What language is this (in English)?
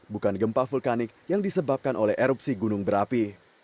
Indonesian